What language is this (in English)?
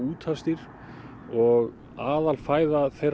Icelandic